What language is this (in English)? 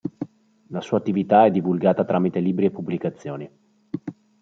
Italian